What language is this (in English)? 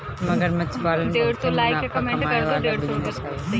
Bhojpuri